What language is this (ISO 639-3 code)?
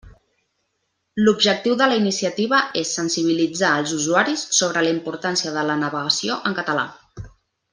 cat